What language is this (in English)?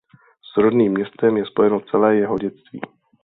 Czech